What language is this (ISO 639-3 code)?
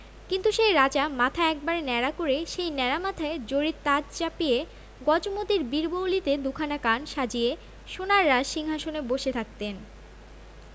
ben